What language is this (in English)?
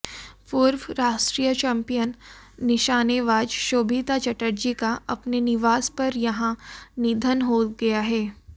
Hindi